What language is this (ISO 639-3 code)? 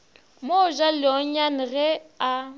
nso